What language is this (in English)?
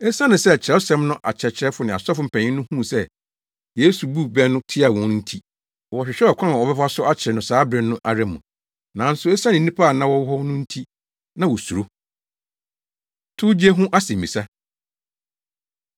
Akan